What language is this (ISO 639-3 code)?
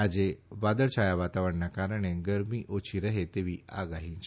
guj